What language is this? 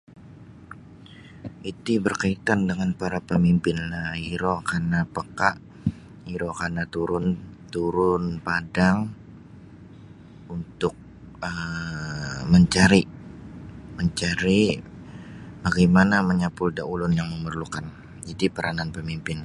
Sabah Bisaya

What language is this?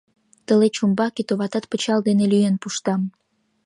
Mari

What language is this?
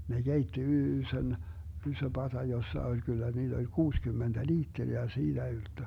Finnish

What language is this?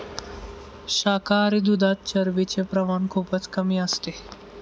Marathi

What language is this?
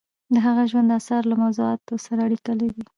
Pashto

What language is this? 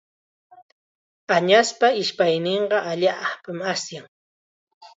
Chiquián Ancash Quechua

